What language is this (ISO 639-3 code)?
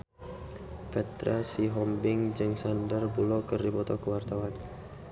sun